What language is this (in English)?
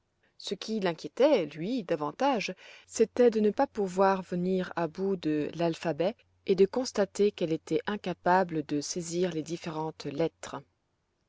French